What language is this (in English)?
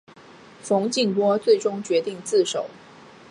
Chinese